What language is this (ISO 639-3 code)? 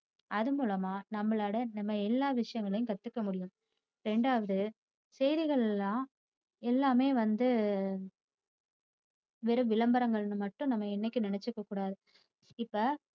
tam